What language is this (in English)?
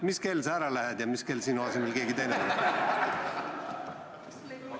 Estonian